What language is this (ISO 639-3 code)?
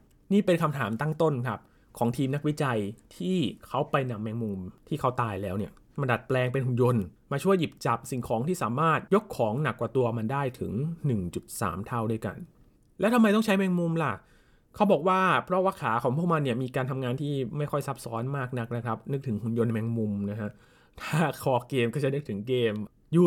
tha